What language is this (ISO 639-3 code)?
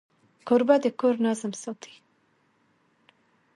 pus